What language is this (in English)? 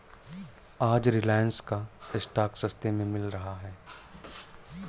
Hindi